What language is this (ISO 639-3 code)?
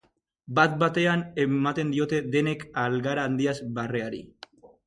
eus